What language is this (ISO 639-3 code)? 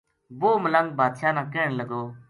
gju